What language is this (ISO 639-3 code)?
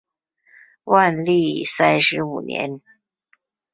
zho